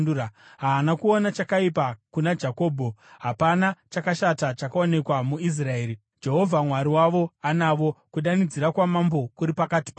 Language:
Shona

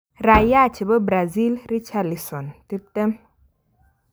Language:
Kalenjin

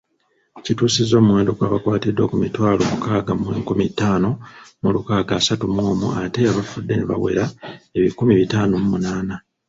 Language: Ganda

